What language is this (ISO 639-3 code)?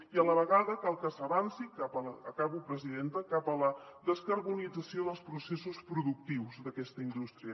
cat